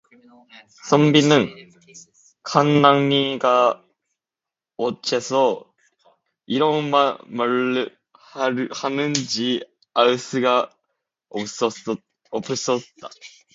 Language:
Korean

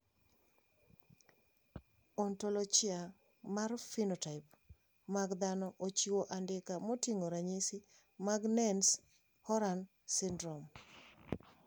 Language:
Luo (Kenya and Tanzania)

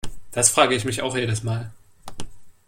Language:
German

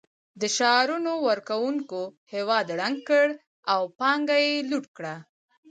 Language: Pashto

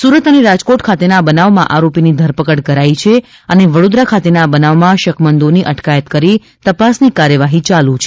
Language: Gujarati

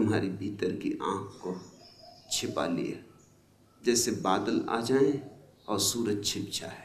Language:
Hindi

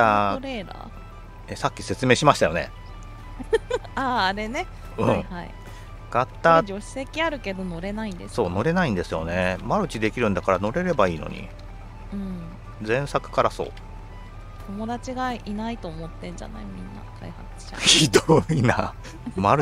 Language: Japanese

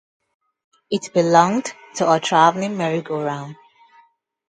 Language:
English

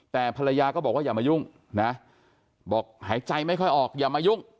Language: Thai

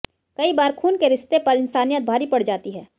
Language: Hindi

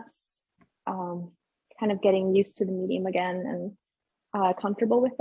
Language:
English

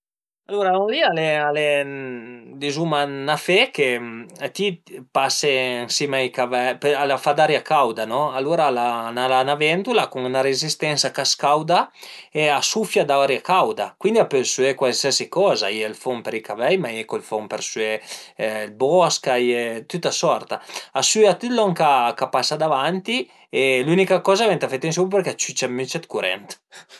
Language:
Piedmontese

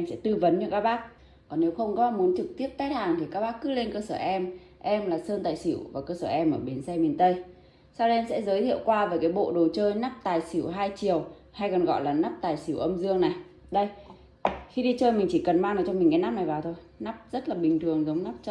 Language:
Vietnamese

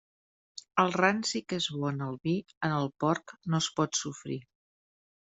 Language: Catalan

